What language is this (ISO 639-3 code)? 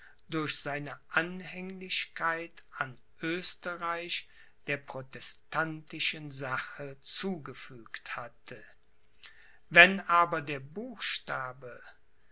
deu